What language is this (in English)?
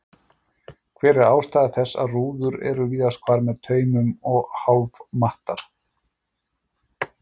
Icelandic